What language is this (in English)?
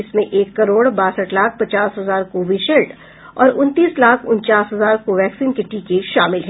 Hindi